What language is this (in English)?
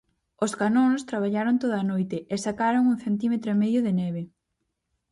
Galician